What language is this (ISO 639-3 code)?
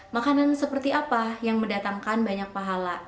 ind